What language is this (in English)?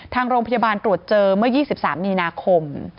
Thai